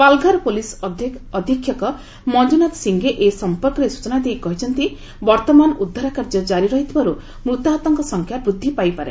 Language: Odia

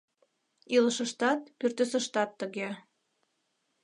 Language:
Mari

